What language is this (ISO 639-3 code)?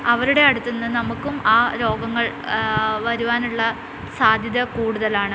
mal